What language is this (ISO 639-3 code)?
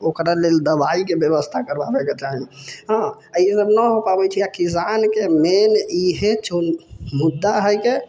mai